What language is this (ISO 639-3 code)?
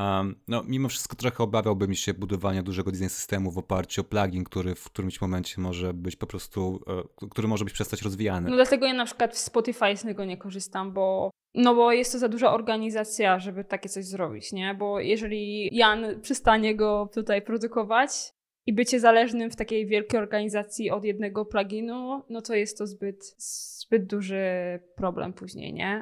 pol